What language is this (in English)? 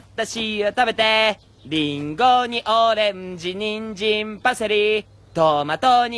Japanese